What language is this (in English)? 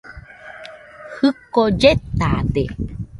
Nüpode Huitoto